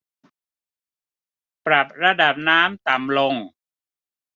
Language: Thai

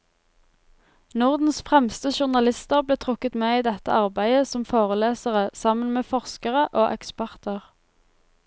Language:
Norwegian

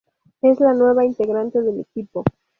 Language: Spanish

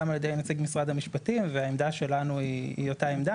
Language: Hebrew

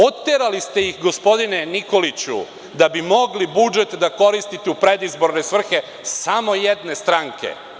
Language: Serbian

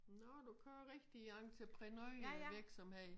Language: Danish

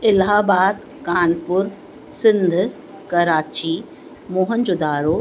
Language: Sindhi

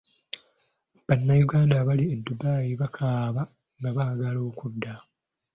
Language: Ganda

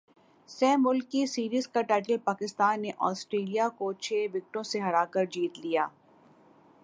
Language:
Urdu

